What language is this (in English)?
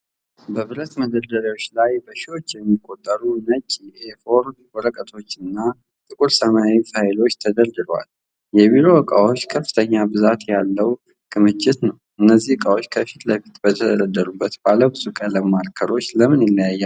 Amharic